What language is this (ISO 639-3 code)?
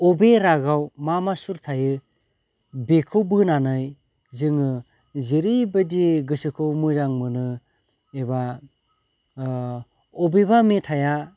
brx